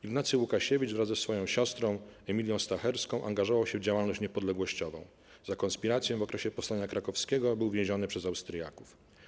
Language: Polish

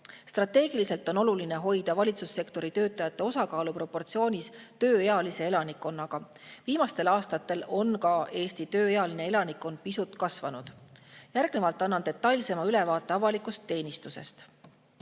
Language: Estonian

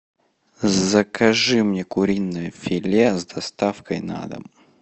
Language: Russian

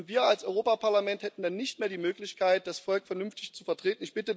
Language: German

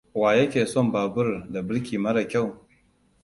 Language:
Hausa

